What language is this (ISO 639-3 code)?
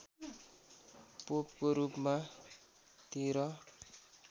nep